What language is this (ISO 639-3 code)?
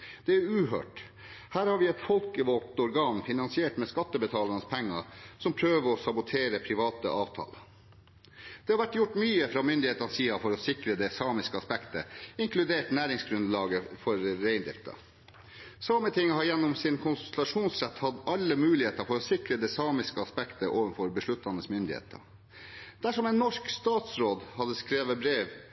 nob